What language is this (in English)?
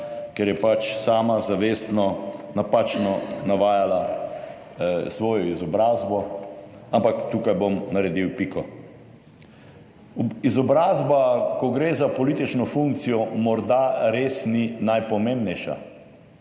Slovenian